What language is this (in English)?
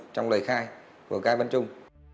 Vietnamese